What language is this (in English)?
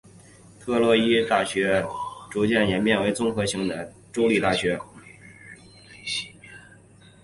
Chinese